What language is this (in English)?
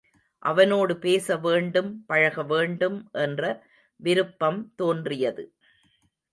Tamil